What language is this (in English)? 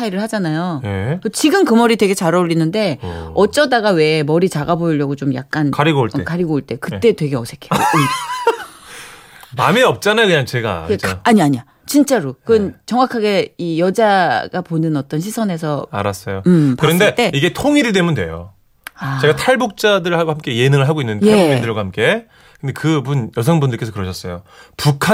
Korean